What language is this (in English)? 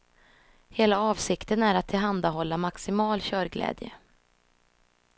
Swedish